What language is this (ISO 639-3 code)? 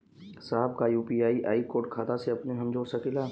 bho